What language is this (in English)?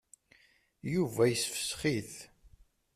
Kabyle